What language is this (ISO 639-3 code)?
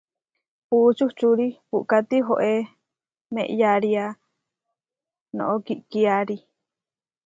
var